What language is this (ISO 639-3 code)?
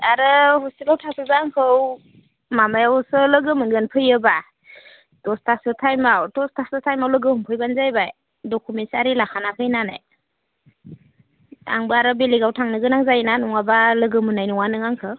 brx